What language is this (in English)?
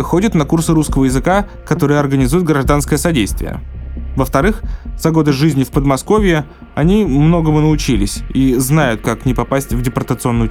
Russian